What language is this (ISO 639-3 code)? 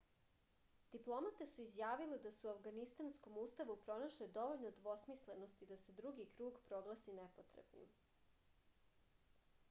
srp